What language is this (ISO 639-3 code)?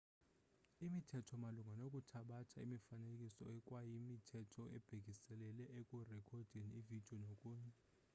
xho